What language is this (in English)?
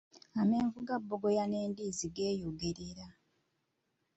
Ganda